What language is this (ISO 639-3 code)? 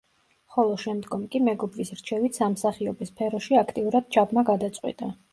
kat